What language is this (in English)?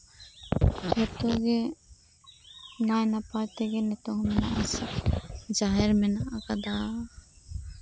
Santali